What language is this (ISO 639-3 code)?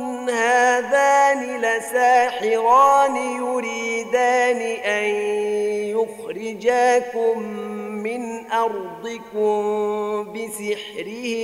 ara